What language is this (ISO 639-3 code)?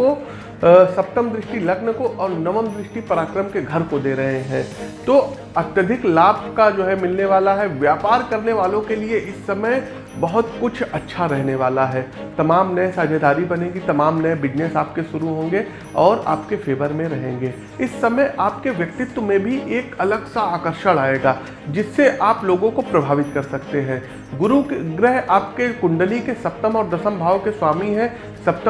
hin